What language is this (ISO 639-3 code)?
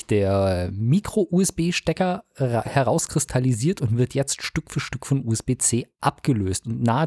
deu